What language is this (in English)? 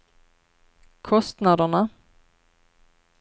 Swedish